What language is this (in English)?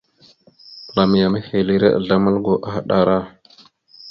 Mada (Cameroon)